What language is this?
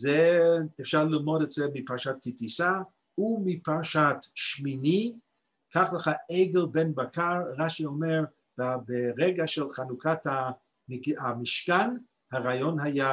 Hebrew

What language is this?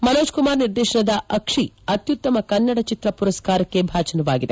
Kannada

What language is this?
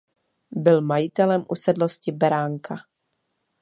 Czech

